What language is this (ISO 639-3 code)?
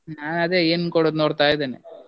kan